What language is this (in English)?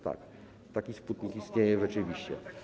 Polish